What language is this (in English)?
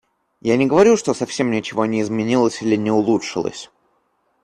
Russian